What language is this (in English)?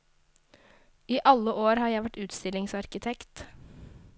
Norwegian